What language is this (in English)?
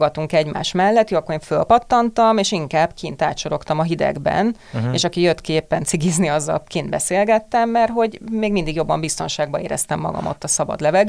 Hungarian